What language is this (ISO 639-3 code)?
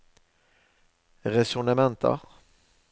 nor